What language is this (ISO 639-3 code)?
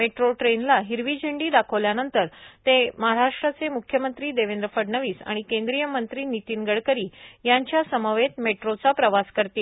mar